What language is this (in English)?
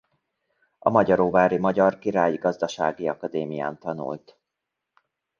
Hungarian